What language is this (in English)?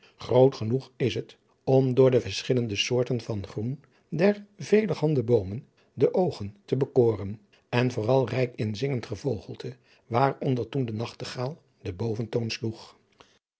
Dutch